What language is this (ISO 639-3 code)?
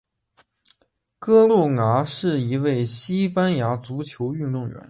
zho